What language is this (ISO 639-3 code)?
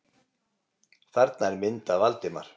isl